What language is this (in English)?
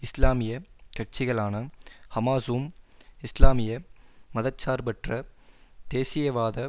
Tamil